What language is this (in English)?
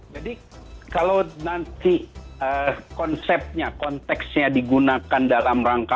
Indonesian